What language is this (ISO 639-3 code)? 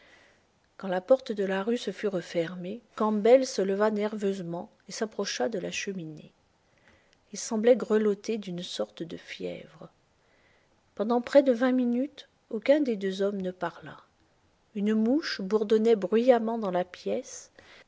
fra